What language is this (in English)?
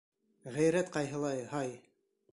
Bashkir